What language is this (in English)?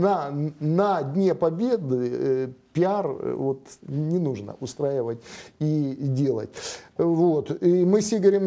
Russian